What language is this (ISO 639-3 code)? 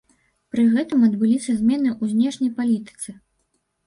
bel